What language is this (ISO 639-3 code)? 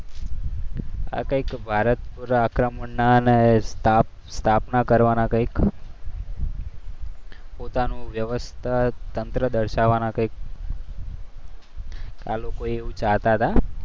guj